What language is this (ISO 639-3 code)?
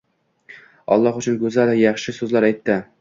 uzb